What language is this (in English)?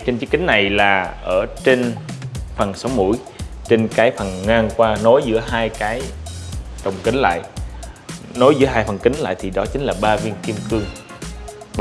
Vietnamese